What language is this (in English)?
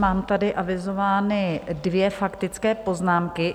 Czech